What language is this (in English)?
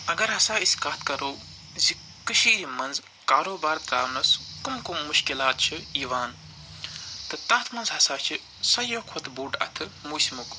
Kashmiri